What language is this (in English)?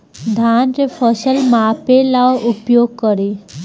Bhojpuri